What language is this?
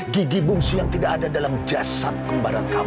Indonesian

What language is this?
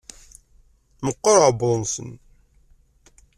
Kabyle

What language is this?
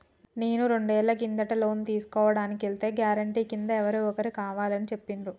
Telugu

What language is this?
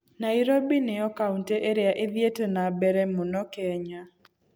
Kikuyu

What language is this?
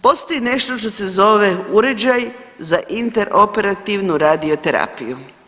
Croatian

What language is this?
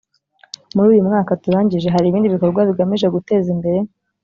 Kinyarwanda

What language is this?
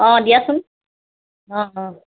Assamese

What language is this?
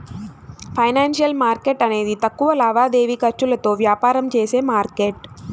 Telugu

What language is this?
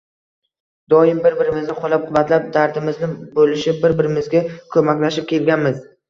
Uzbek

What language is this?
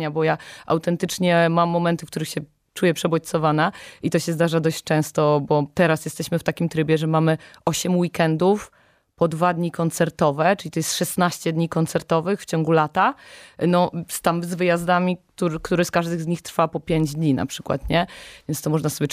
Polish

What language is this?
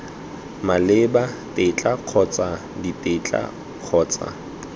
Tswana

